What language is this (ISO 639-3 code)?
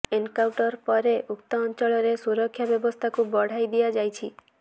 ori